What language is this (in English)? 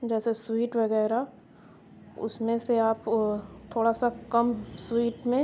Urdu